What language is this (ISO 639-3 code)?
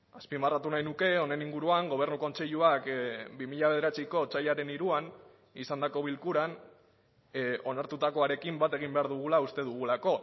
eus